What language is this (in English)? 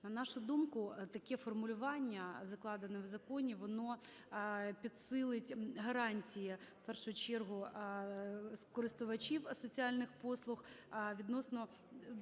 Ukrainian